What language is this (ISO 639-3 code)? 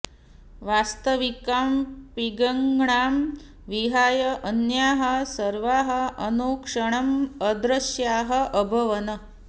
san